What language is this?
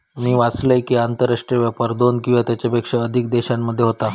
Marathi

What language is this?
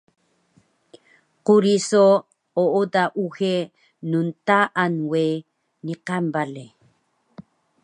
Taroko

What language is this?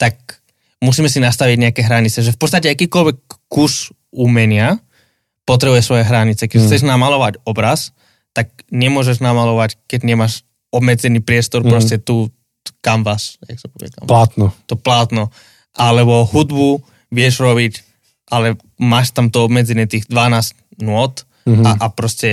Slovak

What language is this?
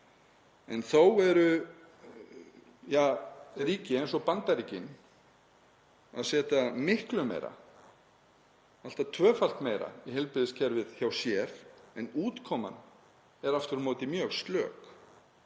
Icelandic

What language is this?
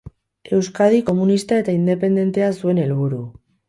Basque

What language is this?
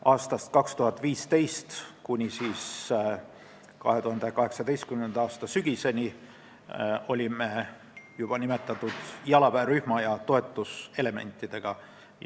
Estonian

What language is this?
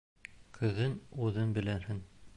Bashkir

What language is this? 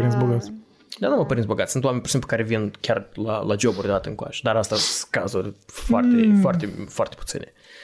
Romanian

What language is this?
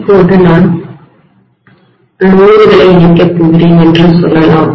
Tamil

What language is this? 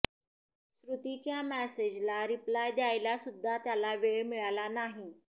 Marathi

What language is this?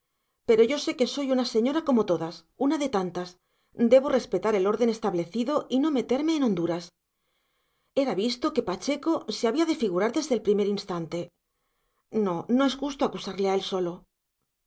Spanish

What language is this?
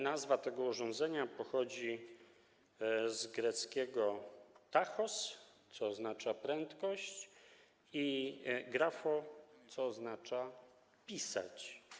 Polish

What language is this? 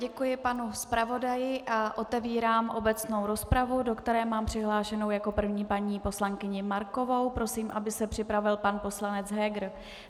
Czech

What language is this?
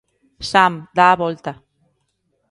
Galician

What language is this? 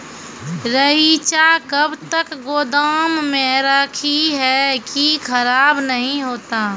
Maithili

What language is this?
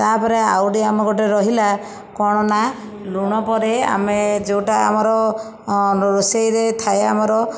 Odia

